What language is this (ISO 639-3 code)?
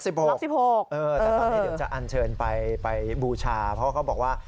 tha